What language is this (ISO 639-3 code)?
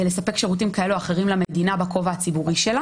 heb